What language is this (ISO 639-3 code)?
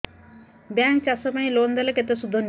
ori